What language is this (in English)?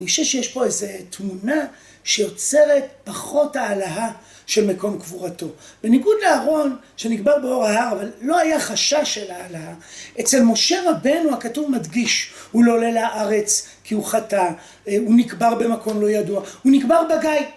Hebrew